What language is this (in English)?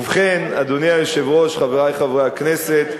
Hebrew